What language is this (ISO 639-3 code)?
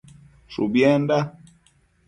mcf